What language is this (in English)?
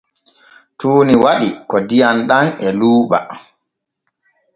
Borgu Fulfulde